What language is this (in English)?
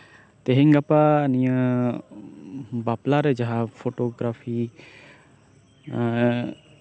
Santali